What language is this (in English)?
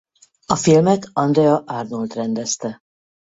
Hungarian